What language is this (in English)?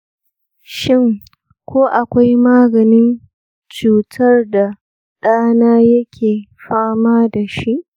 Hausa